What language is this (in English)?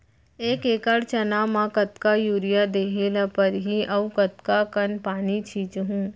Chhattisgarhi